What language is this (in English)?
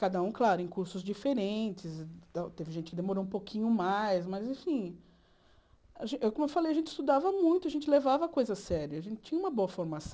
Portuguese